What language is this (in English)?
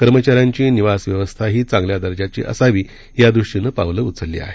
Marathi